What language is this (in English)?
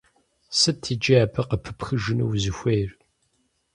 Kabardian